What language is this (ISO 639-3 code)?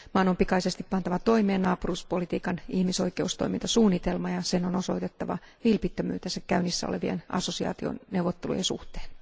fin